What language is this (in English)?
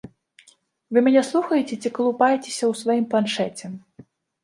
Belarusian